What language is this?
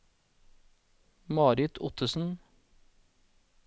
Norwegian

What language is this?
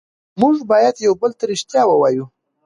Pashto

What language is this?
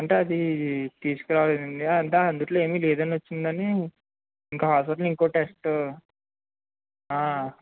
Telugu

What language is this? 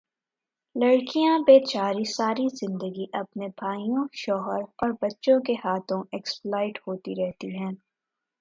Urdu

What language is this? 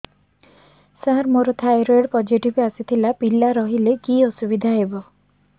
Odia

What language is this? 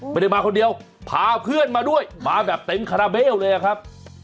Thai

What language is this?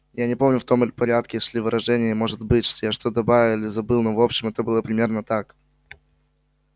Russian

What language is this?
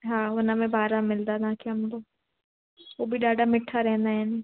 Sindhi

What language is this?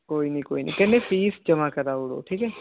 Dogri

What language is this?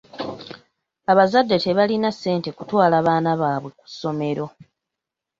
Ganda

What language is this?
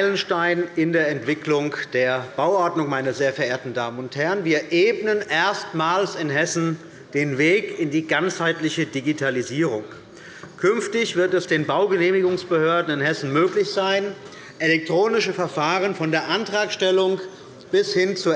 German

